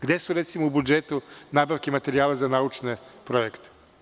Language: Serbian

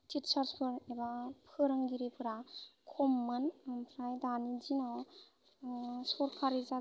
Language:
Bodo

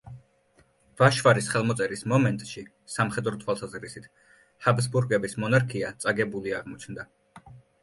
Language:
Georgian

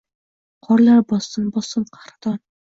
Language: Uzbek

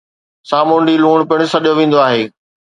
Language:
Sindhi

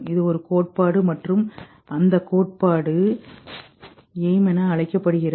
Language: Tamil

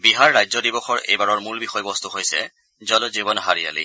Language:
Assamese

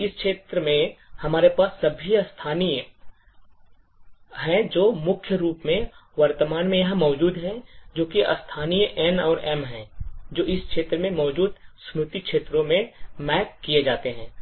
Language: Hindi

